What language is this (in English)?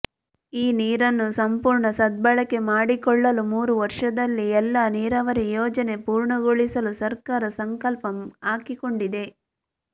Kannada